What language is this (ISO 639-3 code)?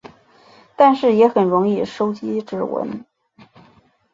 zho